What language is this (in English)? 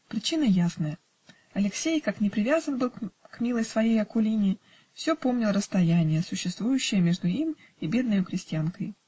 Russian